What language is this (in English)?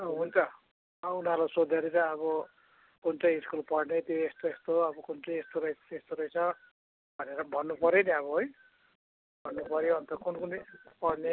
Nepali